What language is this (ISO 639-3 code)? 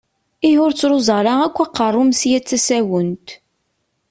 kab